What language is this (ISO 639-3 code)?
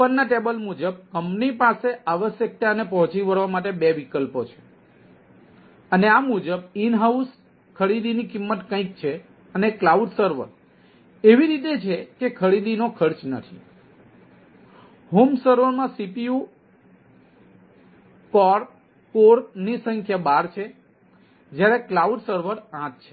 guj